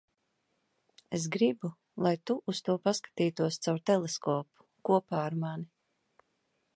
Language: Latvian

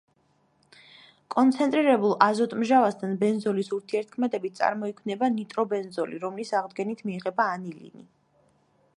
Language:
Georgian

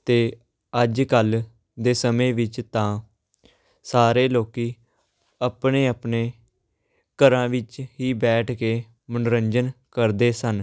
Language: Punjabi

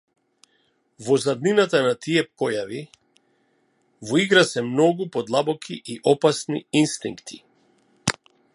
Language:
Macedonian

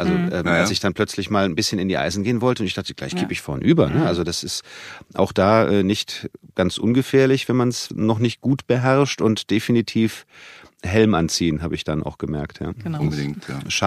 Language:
German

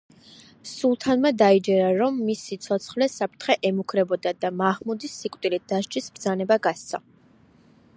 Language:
Georgian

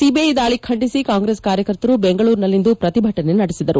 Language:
Kannada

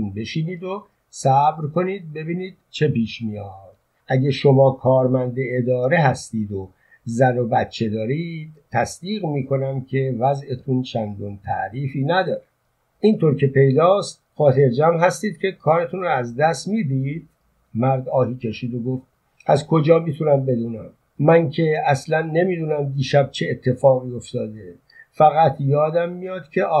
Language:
Persian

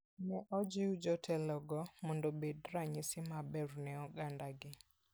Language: Luo (Kenya and Tanzania)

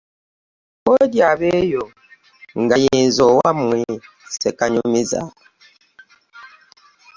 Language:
Ganda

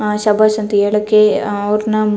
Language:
Kannada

